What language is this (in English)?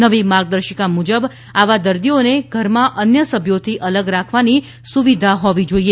Gujarati